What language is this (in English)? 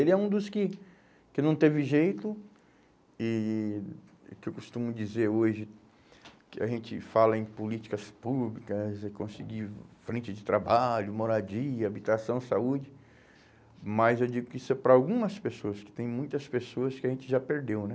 Portuguese